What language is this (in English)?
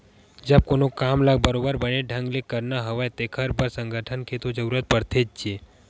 Chhattisgarhi